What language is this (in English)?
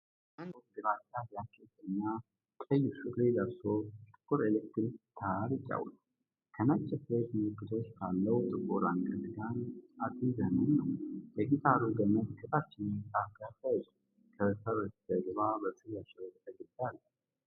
Amharic